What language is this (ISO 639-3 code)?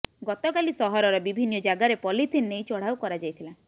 ori